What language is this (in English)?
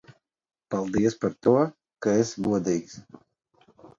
Latvian